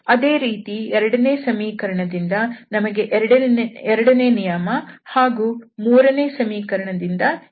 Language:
Kannada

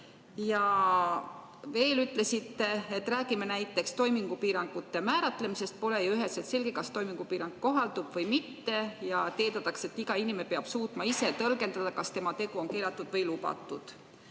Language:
Estonian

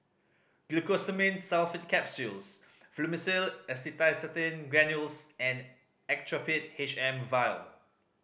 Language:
English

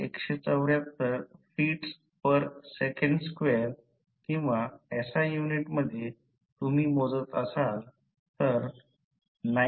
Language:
Marathi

